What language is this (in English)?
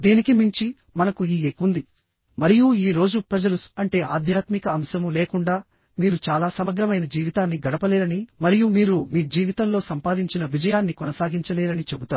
Telugu